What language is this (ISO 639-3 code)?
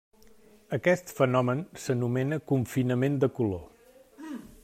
cat